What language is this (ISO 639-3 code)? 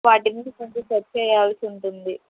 tel